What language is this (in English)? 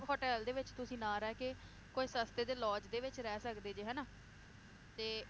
Punjabi